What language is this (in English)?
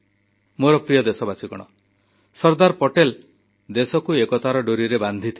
Odia